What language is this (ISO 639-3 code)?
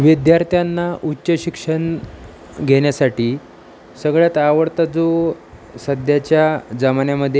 mar